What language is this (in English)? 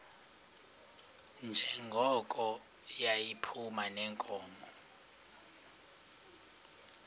Xhosa